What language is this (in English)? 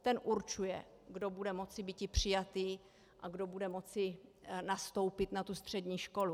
Czech